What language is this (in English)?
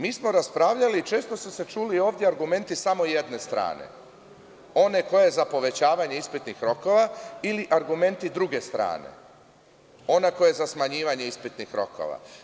Serbian